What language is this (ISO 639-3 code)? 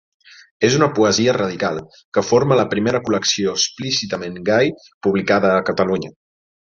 cat